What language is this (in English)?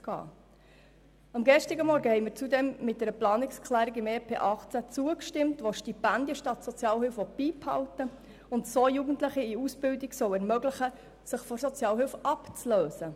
Swiss German